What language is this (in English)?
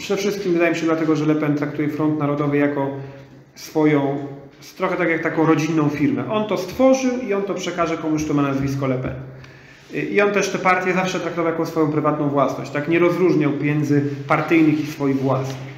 Polish